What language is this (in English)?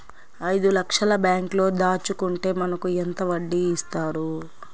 Telugu